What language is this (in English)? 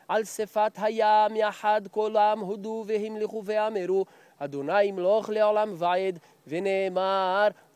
Hebrew